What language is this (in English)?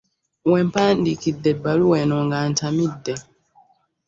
Ganda